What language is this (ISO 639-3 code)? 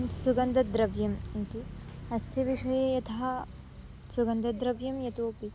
san